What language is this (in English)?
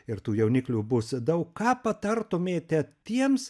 Lithuanian